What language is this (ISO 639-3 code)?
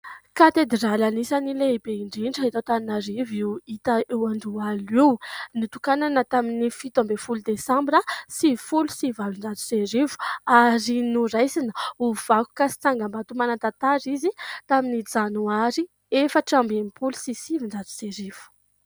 mlg